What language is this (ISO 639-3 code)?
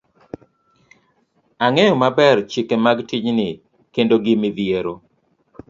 luo